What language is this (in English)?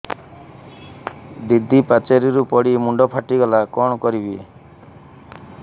Odia